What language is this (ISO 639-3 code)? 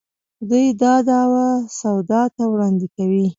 pus